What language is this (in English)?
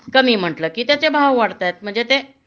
Marathi